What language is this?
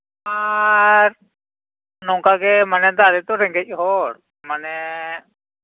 Santali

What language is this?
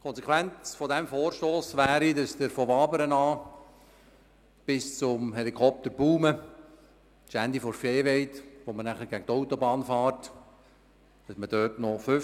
Swiss German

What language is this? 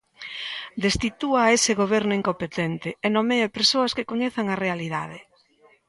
Galician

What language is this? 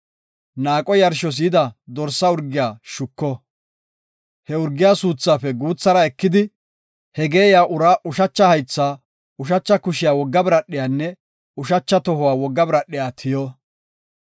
Gofa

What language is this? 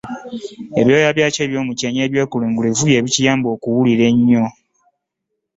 Ganda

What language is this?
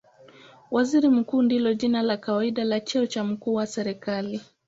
Swahili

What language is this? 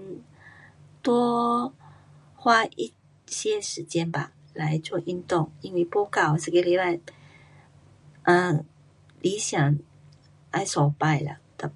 Pu-Xian Chinese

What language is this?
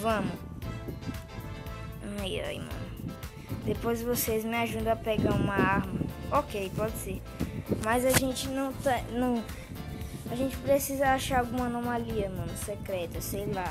Portuguese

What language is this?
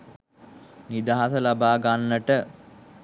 Sinhala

